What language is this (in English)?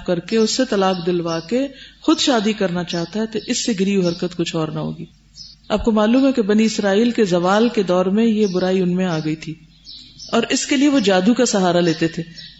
Urdu